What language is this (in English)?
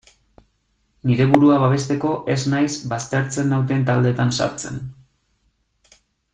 Basque